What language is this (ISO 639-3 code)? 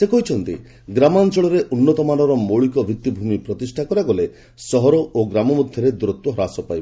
ori